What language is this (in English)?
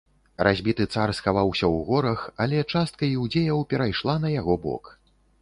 Belarusian